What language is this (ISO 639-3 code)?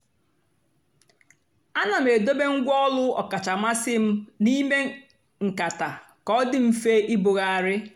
ibo